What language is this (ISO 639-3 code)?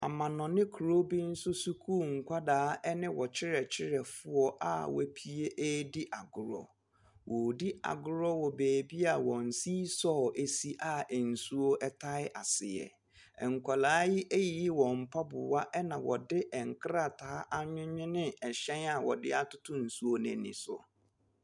aka